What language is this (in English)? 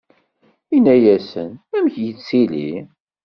Kabyle